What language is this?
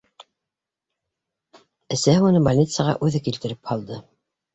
Bashkir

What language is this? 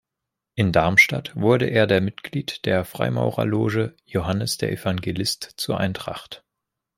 German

